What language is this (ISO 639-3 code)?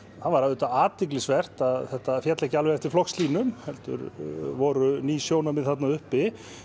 isl